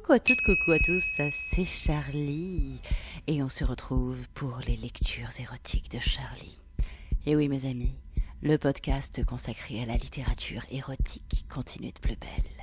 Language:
French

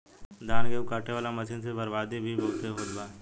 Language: Bhojpuri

